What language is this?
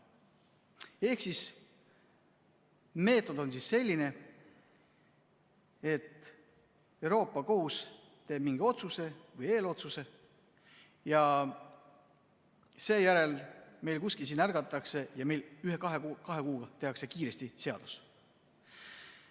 Estonian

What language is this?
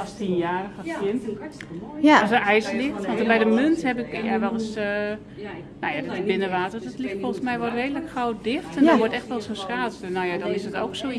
Dutch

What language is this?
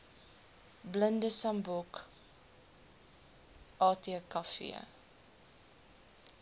Afrikaans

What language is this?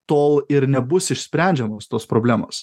Lithuanian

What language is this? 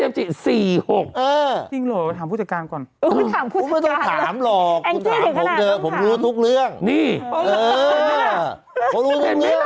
Thai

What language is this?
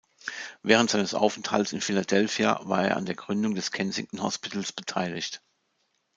German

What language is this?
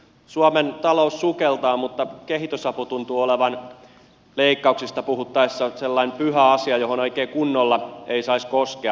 Finnish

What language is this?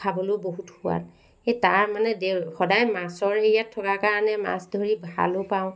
Assamese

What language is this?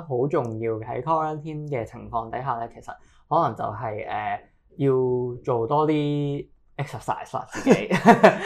Chinese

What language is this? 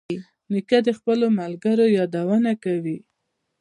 Pashto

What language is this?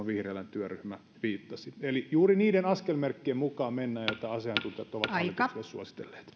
Finnish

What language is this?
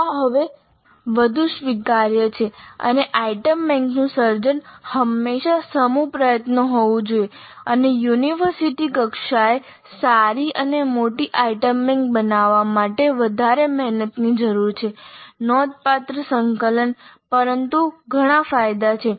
Gujarati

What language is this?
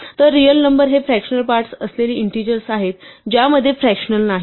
Marathi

